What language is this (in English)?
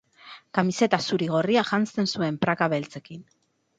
Basque